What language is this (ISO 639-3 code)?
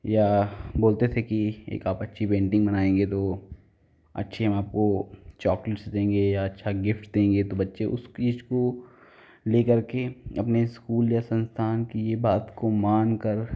hin